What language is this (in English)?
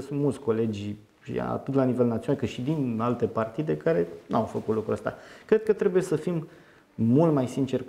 Romanian